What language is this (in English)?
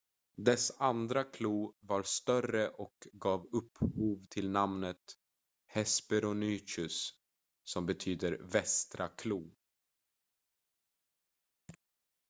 Swedish